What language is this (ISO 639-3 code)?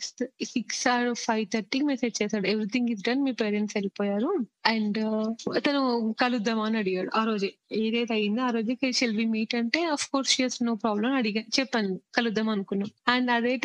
tel